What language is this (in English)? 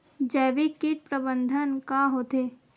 Chhattisgarhi